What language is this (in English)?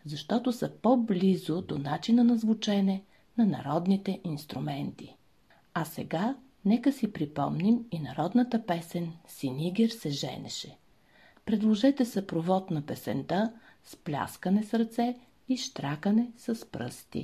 Bulgarian